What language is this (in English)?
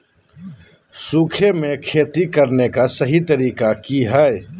Magahi